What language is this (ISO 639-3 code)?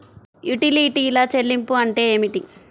tel